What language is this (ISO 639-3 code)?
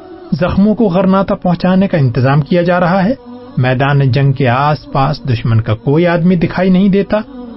urd